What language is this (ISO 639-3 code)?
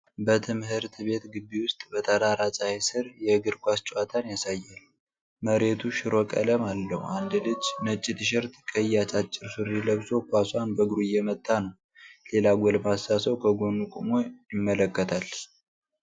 amh